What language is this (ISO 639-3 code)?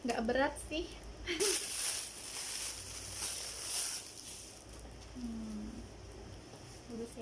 ind